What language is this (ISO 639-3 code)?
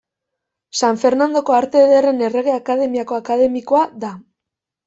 eus